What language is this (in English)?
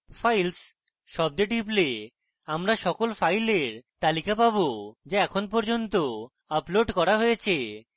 Bangla